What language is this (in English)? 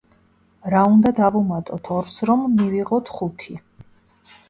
Georgian